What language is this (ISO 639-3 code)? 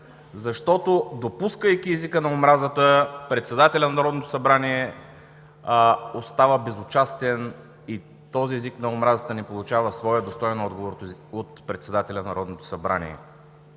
bul